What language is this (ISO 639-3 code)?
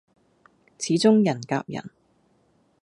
yue